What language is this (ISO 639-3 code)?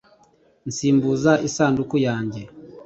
kin